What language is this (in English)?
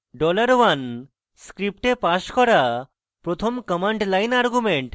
Bangla